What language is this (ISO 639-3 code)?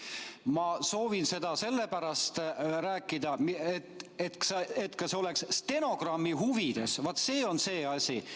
est